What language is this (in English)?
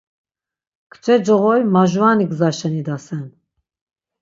Laz